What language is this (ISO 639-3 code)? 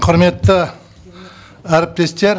kaz